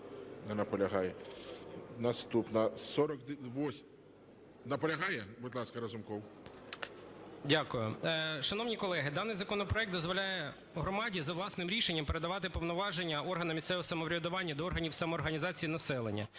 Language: Ukrainian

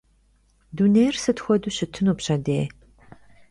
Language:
Kabardian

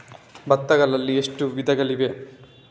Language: Kannada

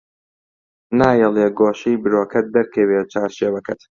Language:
Central Kurdish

